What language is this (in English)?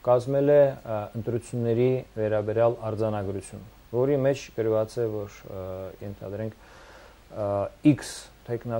Turkish